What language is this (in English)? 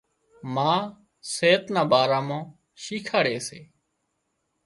Wadiyara Koli